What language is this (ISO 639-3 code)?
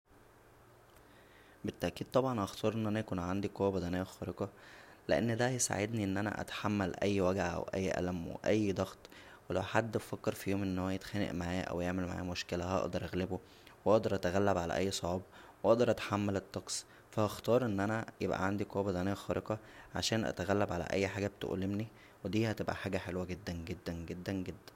arz